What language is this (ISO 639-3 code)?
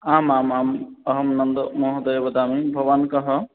san